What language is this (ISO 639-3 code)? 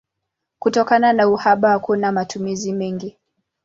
swa